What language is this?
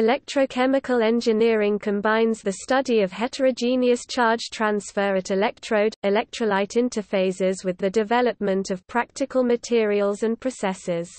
English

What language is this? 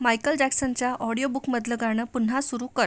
Marathi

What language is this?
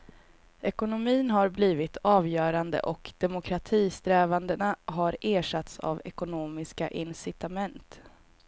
Swedish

